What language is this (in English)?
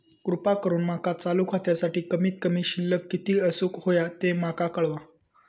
Marathi